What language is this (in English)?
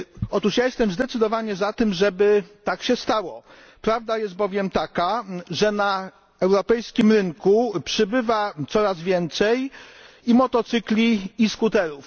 Polish